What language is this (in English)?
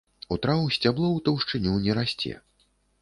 Belarusian